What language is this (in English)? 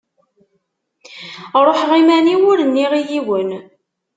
Kabyle